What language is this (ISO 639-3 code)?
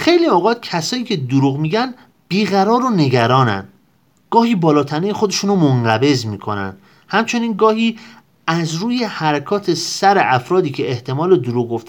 fas